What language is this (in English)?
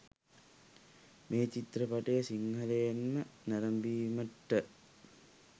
Sinhala